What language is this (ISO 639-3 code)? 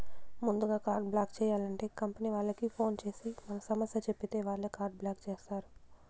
tel